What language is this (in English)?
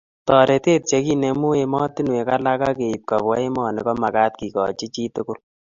Kalenjin